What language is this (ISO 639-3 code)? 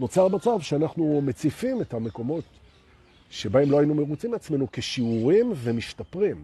heb